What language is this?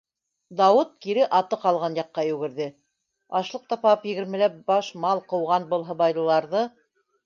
Bashkir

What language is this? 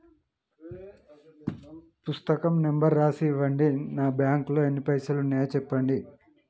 Telugu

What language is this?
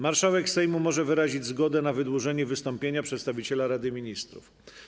Polish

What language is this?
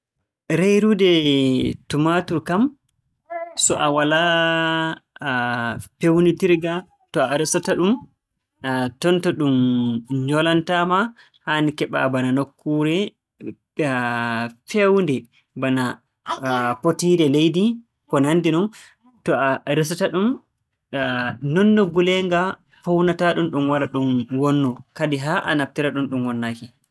Borgu Fulfulde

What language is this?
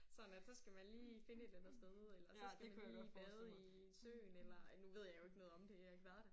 Danish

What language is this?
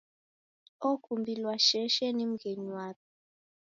Taita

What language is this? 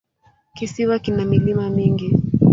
Swahili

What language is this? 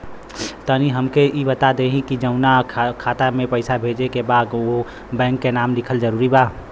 Bhojpuri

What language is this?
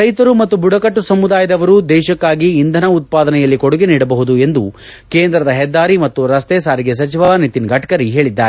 Kannada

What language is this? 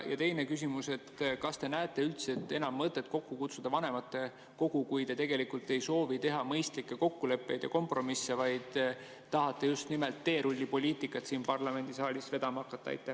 Estonian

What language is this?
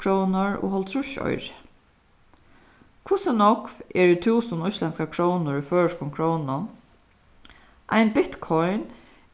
Faroese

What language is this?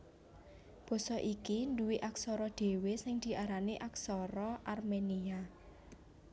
Javanese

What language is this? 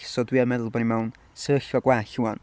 Welsh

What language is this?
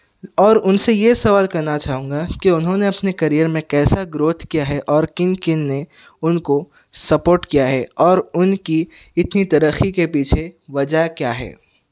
Urdu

